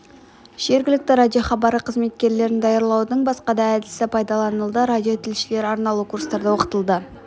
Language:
Kazakh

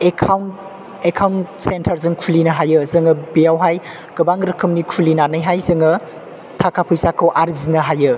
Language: Bodo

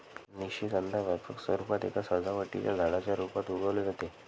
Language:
Marathi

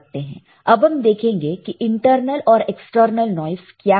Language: Hindi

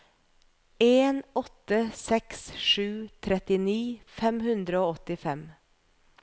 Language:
Norwegian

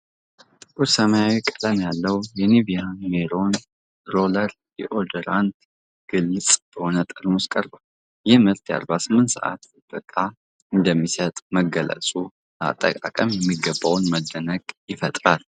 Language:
Amharic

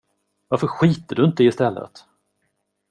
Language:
Swedish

